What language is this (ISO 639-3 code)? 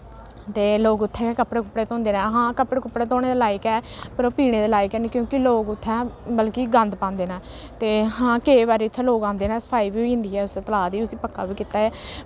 doi